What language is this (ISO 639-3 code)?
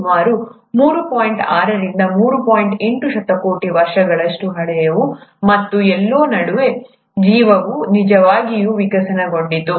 kan